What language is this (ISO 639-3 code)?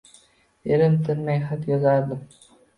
uzb